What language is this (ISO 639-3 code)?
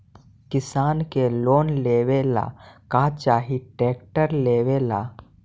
mag